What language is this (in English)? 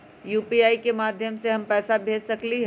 Magahi